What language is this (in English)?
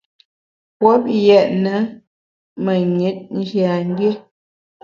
Bamun